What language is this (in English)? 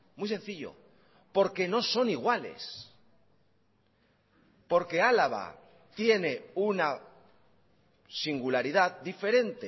Spanish